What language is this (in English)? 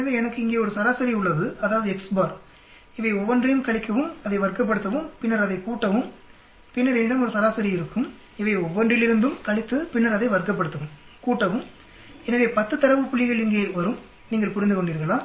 Tamil